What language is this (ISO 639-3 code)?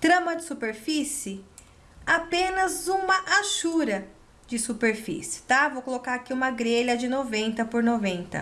por